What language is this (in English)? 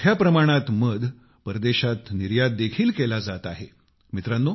Marathi